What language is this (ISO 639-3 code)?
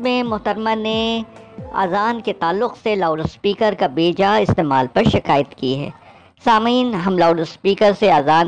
urd